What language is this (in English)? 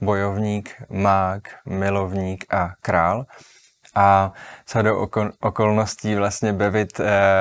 Czech